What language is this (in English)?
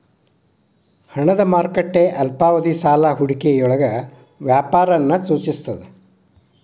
Kannada